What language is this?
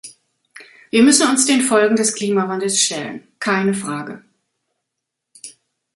German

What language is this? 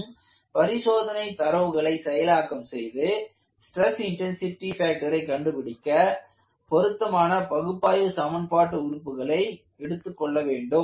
Tamil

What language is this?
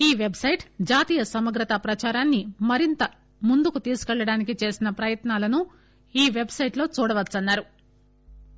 Telugu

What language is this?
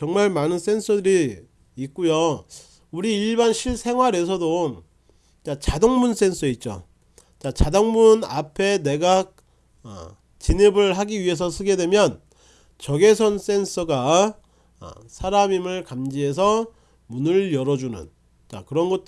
Korean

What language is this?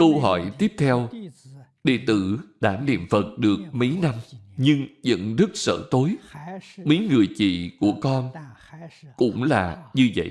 Vietnamese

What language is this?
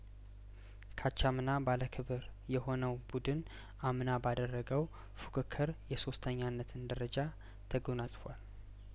Amharic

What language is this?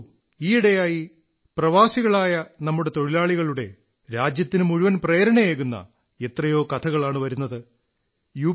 Malayalam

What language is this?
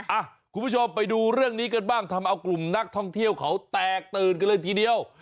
Thai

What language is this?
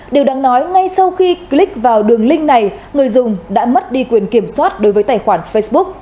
Vietnamese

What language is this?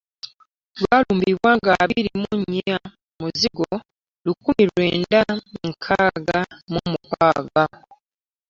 Ganda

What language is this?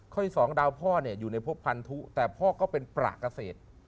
Thai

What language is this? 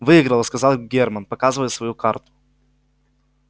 Russian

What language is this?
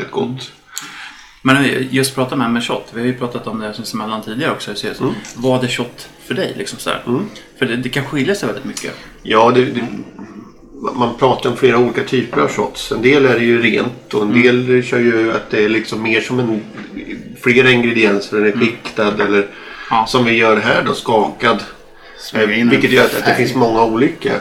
Swedish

